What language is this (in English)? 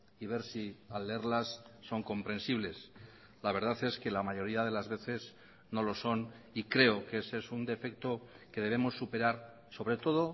Spanish